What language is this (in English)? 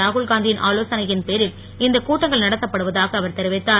Tamil